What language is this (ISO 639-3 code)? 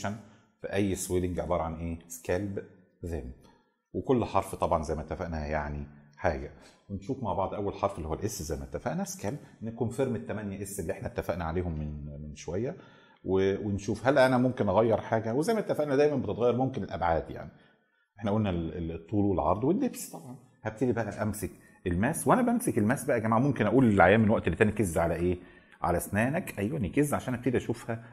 ara